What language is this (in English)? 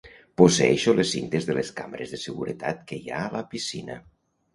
Catalan